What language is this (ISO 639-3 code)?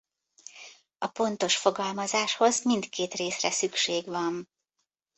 hun